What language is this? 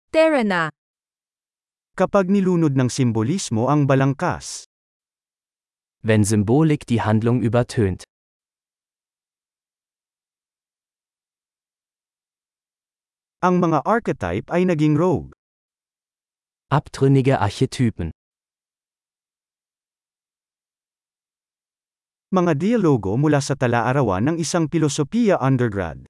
Filipino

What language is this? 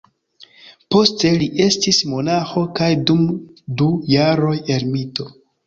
Esperanto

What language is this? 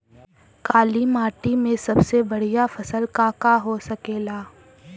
Bhojpuri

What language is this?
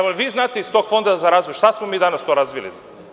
Serbian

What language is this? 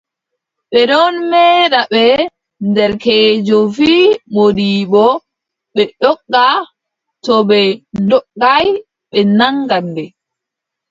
Adamawa Fulfulde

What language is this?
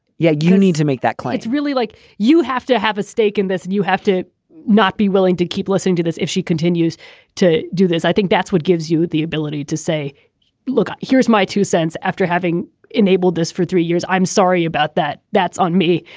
English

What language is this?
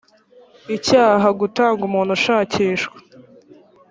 Kinyarwanda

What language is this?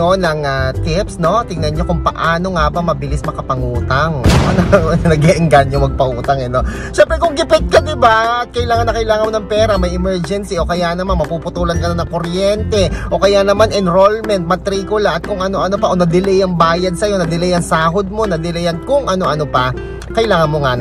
Filipino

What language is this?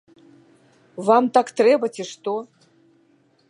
Belarusian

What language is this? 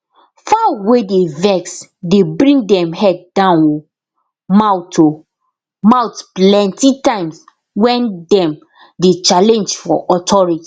Nigerian Pidgin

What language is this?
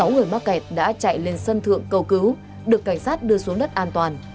Vietnamese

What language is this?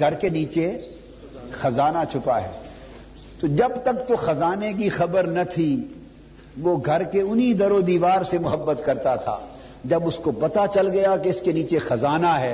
Urdu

